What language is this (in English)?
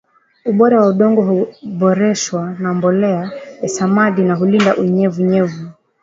Swahili